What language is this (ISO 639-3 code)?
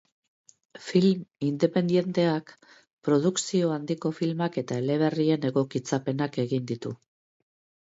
eus